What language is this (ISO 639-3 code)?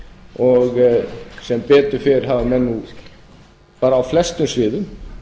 isl